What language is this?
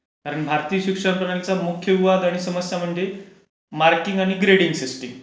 Marathi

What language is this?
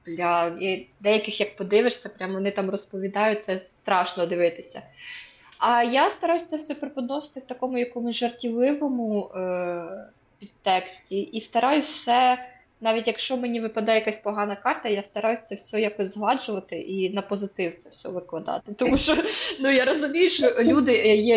Ukrainian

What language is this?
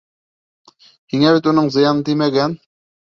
Bashkir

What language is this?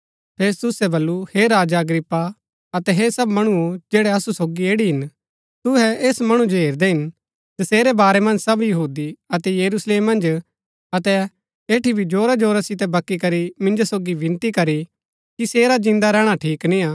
Gaddi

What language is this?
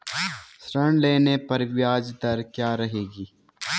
Hindi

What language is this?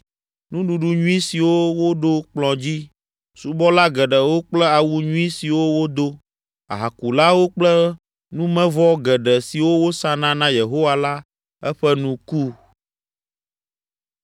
Ewe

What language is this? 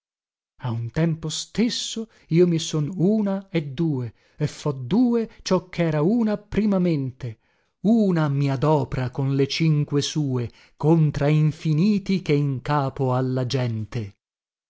Italian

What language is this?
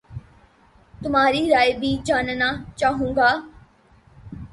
Urdu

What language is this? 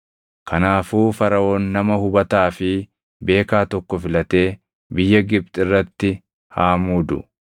Oromo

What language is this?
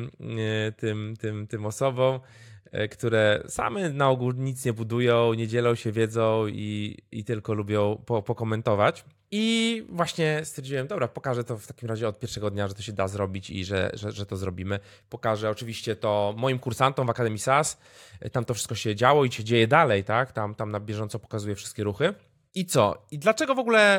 Polish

